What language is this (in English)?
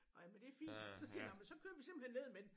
Danish